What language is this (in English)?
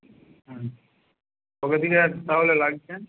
Bangla